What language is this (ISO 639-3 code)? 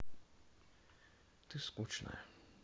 rus